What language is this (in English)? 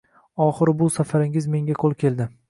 Uzbek